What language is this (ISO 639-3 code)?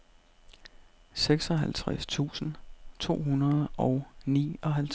dan